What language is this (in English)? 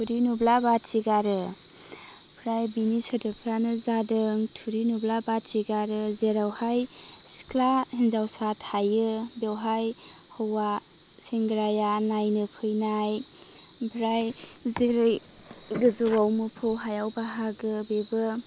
Bodo